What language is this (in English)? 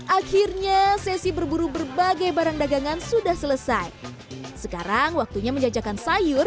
Indonesian